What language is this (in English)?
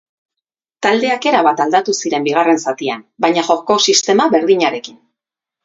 Basque